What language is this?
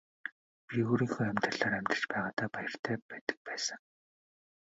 Mongolian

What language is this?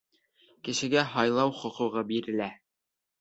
Bashkir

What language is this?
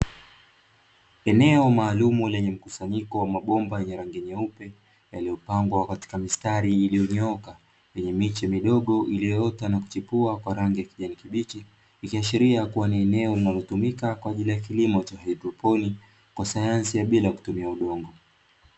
Swahili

